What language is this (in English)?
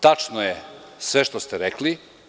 Serbian